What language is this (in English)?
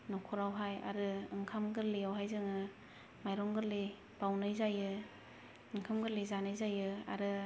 Bodo